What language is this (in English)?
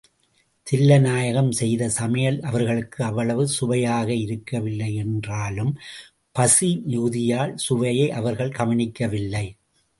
Tamil